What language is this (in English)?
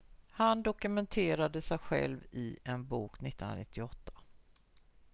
Swedish